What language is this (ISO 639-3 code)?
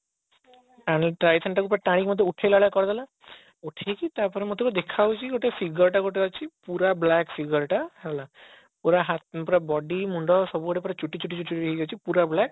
ori